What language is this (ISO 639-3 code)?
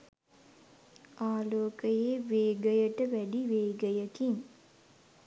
sin